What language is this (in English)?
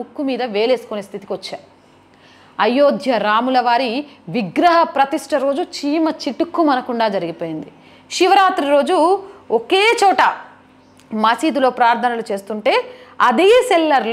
Telugu